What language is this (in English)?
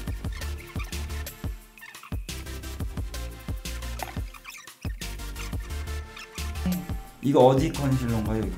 Korean